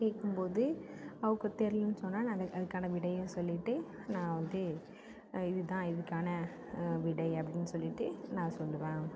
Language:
Tamil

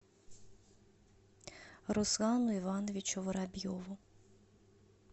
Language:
Russian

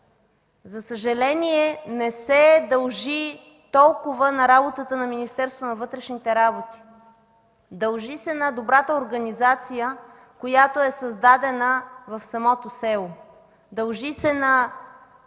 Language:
Bulgarian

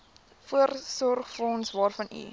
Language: Afrikaans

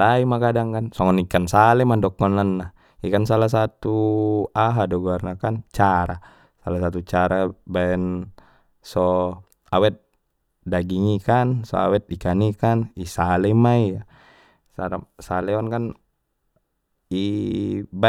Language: Batak Mandailing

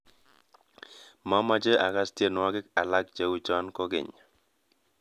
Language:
Kalenjin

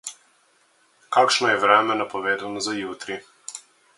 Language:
Slovenian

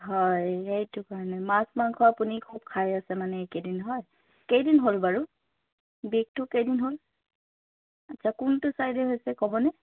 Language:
Assamese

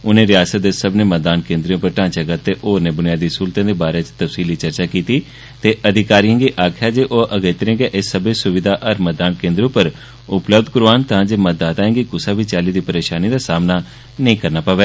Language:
Dogri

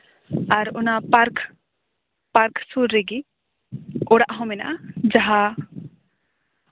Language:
Santali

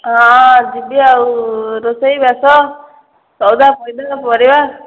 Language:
Odia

